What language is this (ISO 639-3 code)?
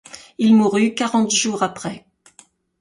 fra